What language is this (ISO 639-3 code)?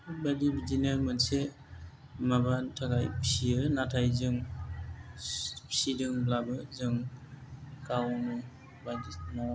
brx